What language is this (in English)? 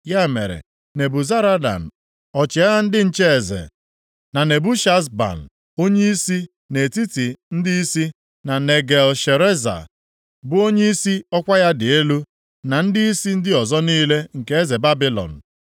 Igbo